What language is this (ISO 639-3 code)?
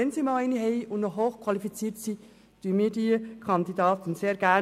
gsw